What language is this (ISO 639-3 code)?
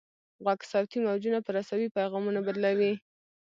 pus